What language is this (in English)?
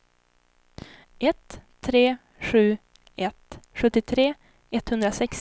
Swedish